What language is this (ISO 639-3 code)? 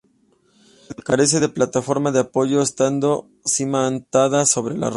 spa